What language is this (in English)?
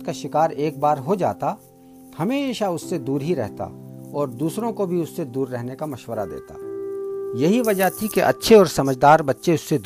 Urdu